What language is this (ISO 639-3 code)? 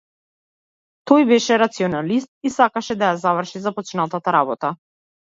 mkd